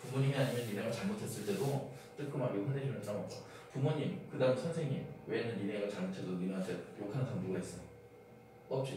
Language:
Korean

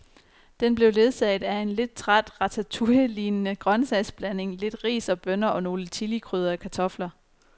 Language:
Danish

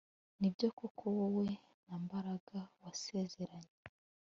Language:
Kinyarwanda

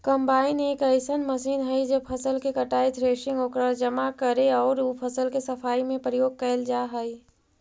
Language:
Magahi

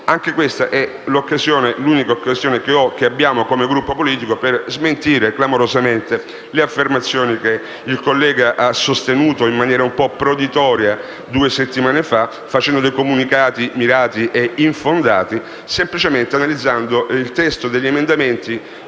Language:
Italian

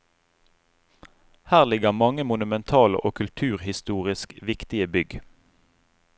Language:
Norwegian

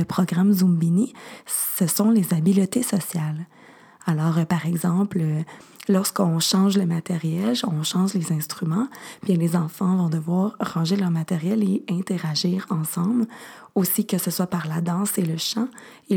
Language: French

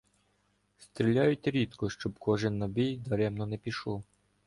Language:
Ukrainian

